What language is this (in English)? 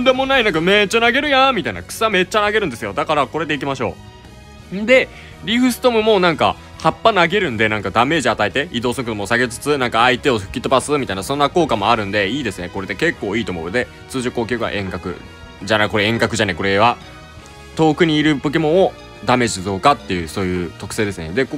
Japanese